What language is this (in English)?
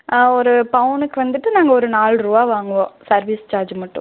Tamil